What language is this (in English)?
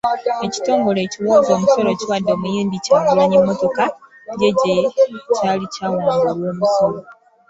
Ganda